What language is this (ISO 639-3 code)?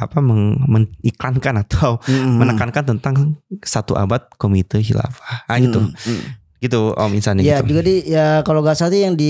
ind